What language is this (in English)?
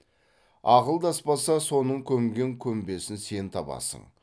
Kazakh